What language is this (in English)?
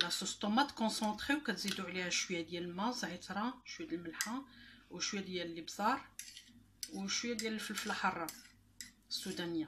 Arabic